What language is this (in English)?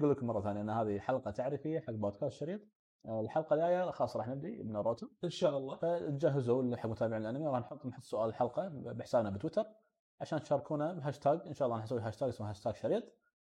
Arabic